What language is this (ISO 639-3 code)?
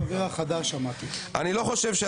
heb